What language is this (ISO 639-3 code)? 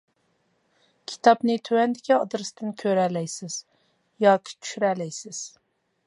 uig